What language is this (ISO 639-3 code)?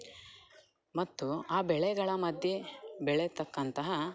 kan